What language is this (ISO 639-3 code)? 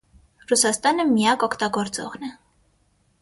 hye